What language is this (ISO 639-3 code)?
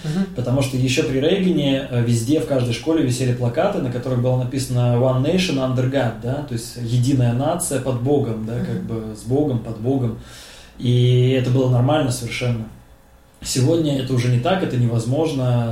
rus